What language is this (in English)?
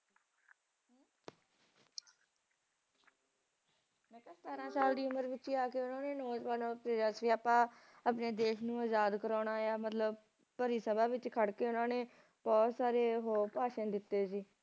Punjabi